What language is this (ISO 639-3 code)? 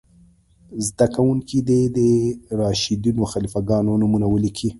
pus